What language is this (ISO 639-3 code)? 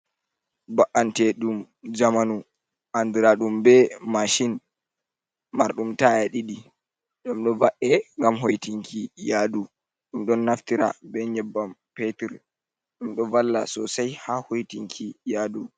ful